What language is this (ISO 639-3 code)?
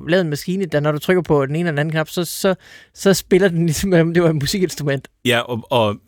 dan